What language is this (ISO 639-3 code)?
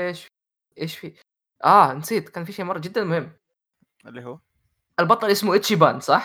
ara